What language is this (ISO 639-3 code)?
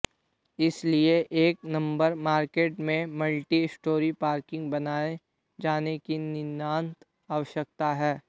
hin